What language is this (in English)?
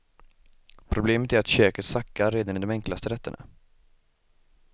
Swedish